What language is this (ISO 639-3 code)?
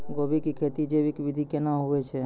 mai